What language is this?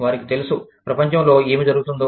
Telugu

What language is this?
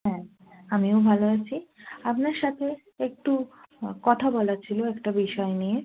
Bangla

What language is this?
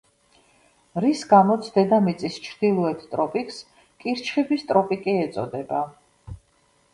Georgian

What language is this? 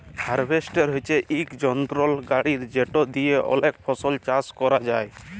Bangla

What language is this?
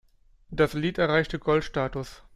German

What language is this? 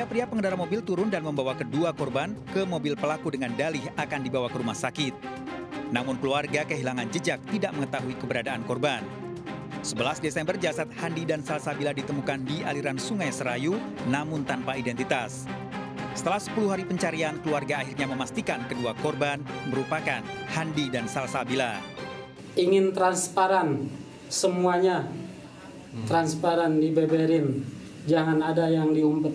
Indonesian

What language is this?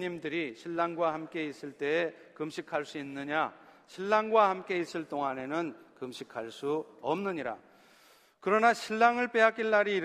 Korean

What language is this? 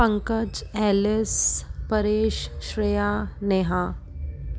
Hindi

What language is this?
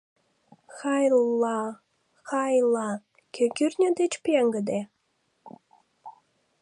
Mari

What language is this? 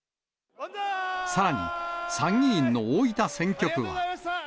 Japanese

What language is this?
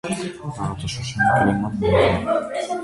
Armenian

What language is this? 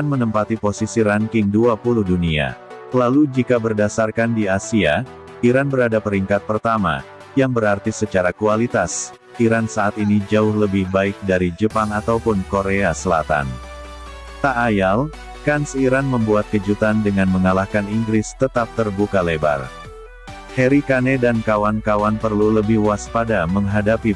Indonesian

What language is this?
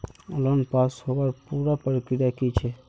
Magahi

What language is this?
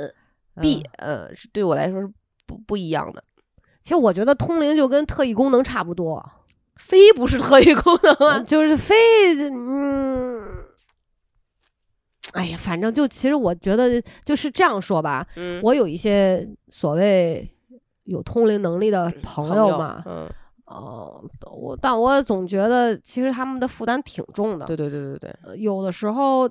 Chinese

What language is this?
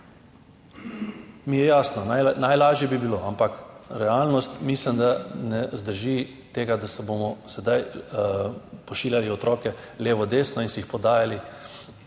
Slovenian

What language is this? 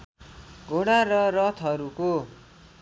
Nepali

